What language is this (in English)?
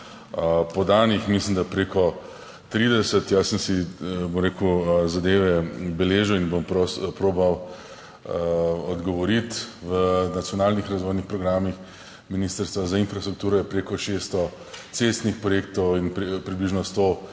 Slovenian